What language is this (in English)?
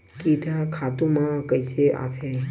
Chhattisgarhi